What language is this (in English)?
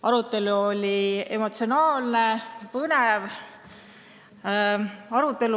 Estonian